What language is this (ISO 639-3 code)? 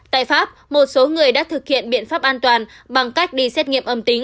vie